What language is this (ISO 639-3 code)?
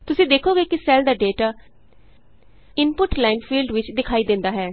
pan